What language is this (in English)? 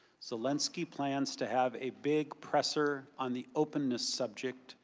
English